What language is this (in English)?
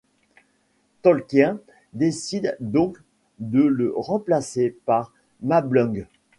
French